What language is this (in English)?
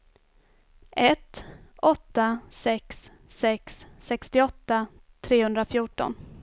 Swedish